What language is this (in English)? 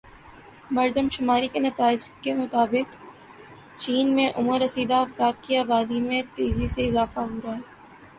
Urdu